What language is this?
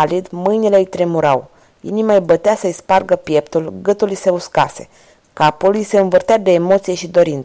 Romanian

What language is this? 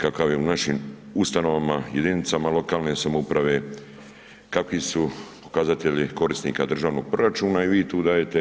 Croatian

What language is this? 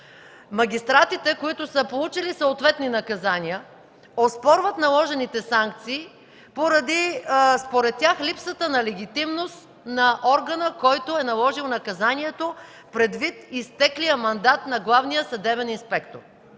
Bulgarian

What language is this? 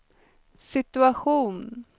Swedish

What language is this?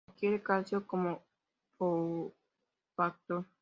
Spanish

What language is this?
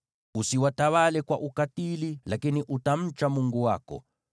Swahili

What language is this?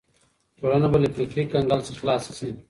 Pashto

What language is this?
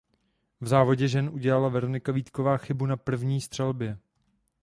Czech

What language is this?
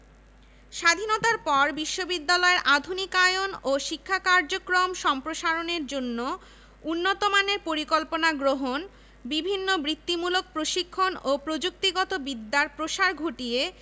Bangla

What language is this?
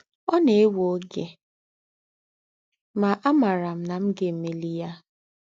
Igbo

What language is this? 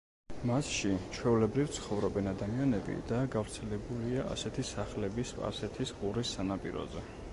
Georgian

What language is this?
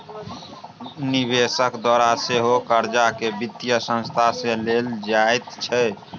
Maithili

